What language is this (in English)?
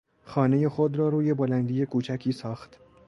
Persian